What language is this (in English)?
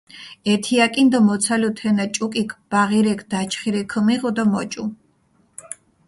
Mingrelian